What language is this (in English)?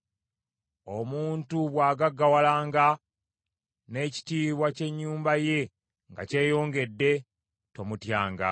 Ganda